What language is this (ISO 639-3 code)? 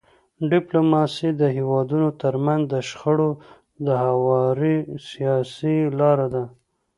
pus